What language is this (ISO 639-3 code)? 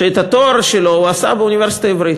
heb